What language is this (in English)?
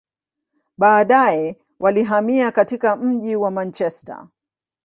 Swahili